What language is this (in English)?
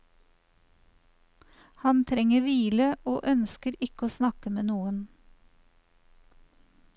Norwegian